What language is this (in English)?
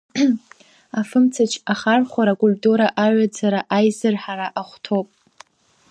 Abkhazian